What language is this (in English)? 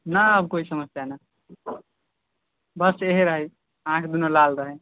Maithili